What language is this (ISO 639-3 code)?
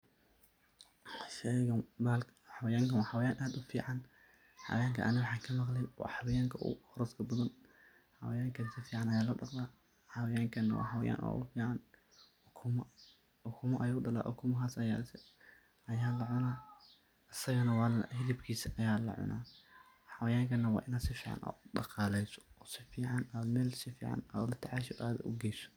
som